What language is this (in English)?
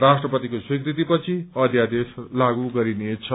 Nepali